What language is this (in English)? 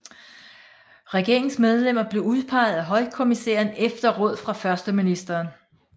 Danish